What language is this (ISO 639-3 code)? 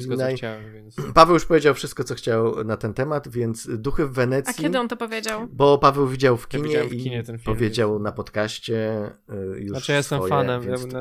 pol